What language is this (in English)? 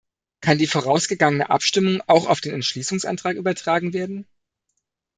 German